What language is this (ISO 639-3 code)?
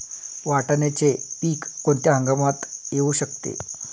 mar